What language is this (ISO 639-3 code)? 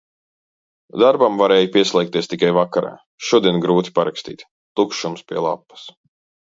lav